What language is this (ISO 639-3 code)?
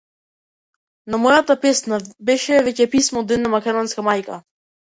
mkd